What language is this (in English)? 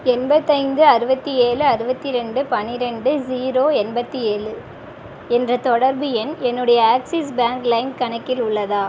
Tamil